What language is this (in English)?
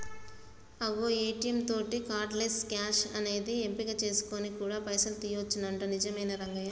Telugu